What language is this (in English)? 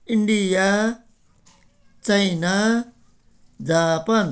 Nepali